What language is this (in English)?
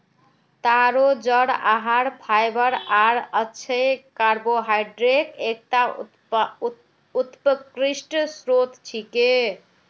Magahi